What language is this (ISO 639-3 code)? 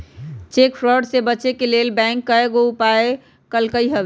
mag